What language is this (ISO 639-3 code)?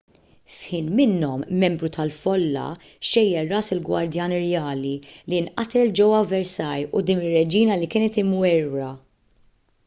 mlt